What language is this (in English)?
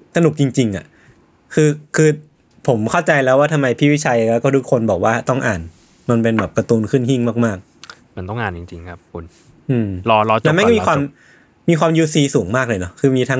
Thai